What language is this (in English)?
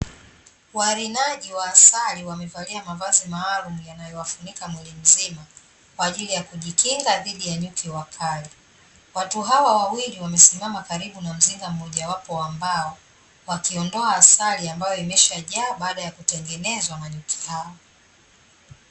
Swahili